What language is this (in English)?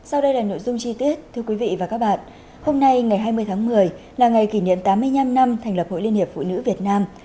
Vietnamese